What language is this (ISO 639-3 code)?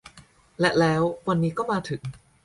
tha